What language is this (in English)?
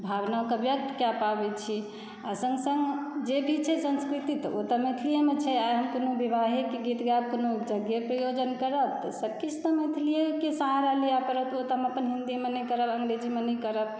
Maithili